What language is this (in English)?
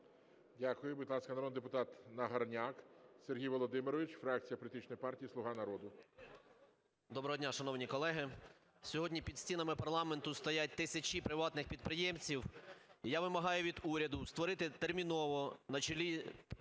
Ukrainian